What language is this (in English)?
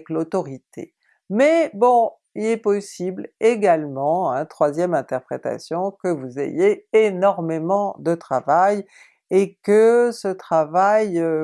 French